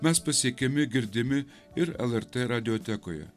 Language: Lithuanian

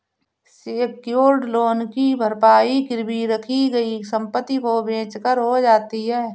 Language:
Hindi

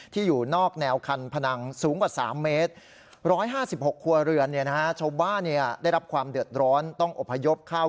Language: Thai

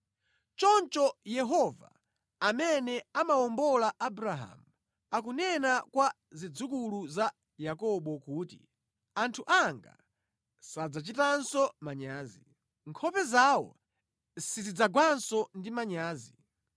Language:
Nyanja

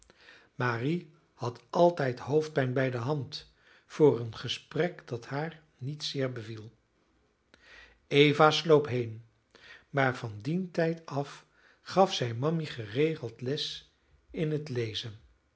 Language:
Dutch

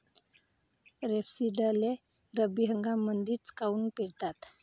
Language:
Marathi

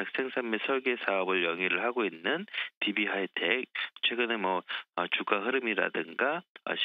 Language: Korean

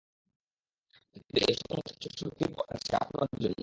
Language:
Bangla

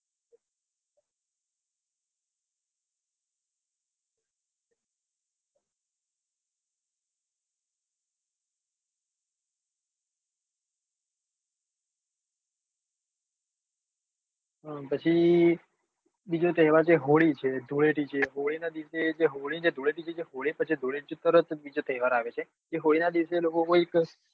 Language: Gujarati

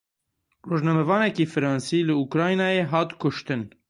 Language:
Kurdish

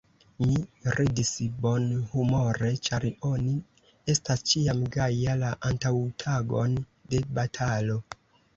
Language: Esperanto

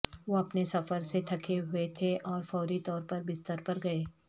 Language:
Urdu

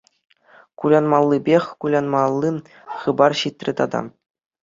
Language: Chuvash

